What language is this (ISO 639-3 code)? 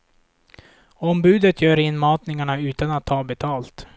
swe